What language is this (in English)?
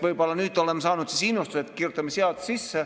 Estonian